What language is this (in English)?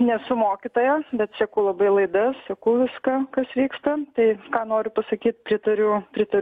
Lithuanian